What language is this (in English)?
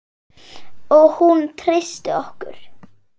Icelandic